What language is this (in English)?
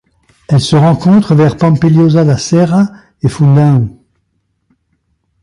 French